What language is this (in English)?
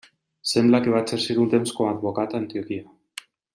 Catalan